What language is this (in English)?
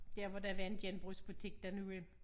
Danish